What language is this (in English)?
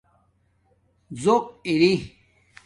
Domaaki